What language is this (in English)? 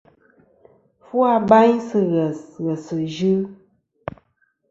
Kom